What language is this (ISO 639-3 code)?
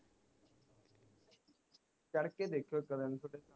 pan